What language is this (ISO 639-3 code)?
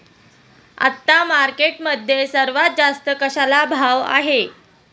mar